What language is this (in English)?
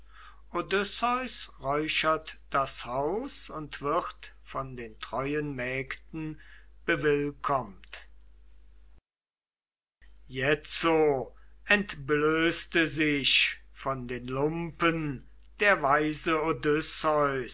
German